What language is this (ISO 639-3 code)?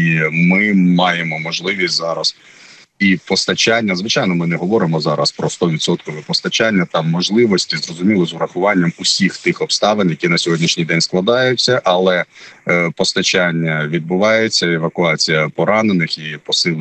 ukr